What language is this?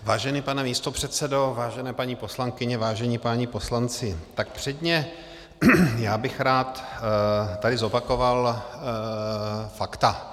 Czech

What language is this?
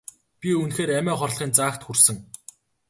Mongolian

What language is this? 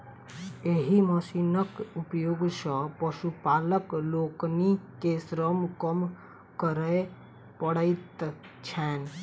Maithili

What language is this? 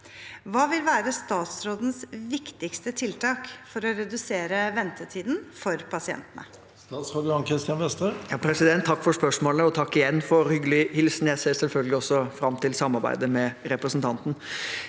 Norwegian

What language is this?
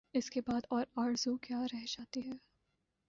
Urdu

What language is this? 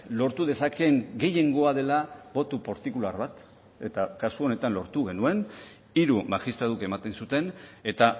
Basque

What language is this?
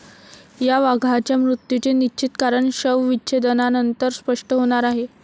Marathi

